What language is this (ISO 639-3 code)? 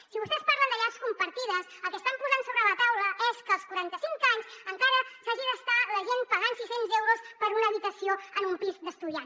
cat